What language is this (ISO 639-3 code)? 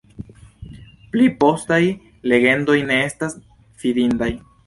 epo